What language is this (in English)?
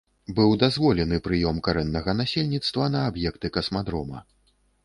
Belarusian